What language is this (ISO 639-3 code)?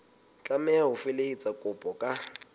sot